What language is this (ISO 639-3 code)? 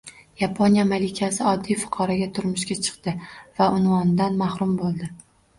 uzb